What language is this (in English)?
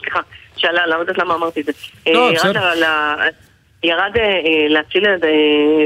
Hebrew